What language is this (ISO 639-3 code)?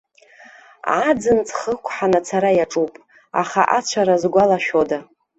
abk